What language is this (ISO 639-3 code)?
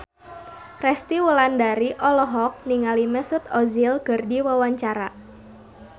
sun